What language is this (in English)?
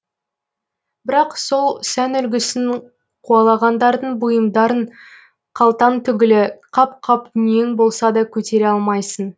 Kazakh